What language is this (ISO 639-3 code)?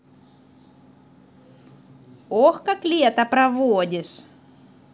rus